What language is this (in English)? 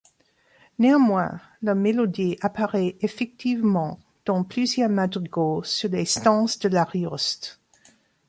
French